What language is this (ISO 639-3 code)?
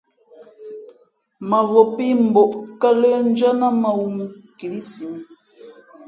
fmp